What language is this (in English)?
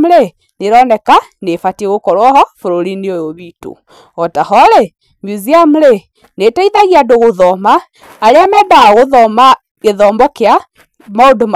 Kikuyu